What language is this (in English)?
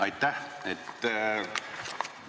Estonian